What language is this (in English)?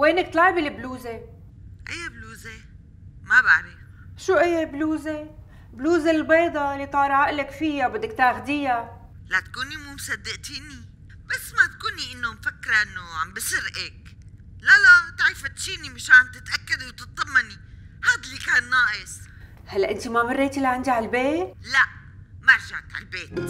Arabic